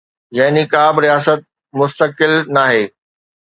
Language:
Sindhi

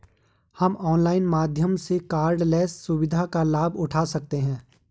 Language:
Hindi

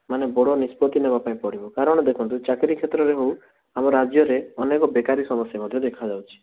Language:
Odia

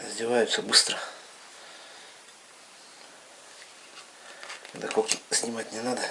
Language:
Russian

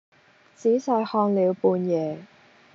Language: Cantonese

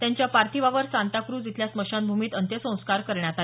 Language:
Marathi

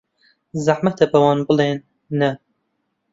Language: Central Kurdish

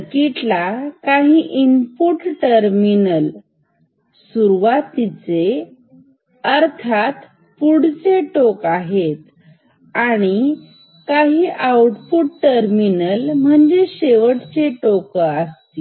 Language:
Marathi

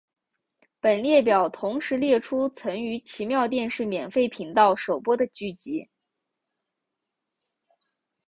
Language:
Chinese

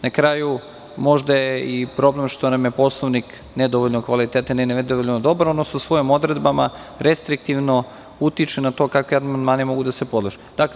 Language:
Serbian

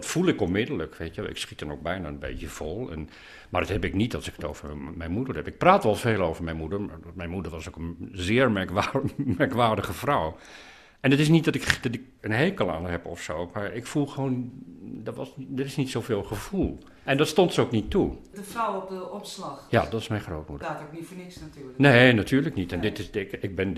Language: Dutch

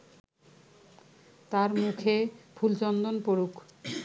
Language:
Bangla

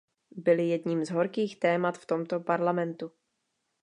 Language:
Czech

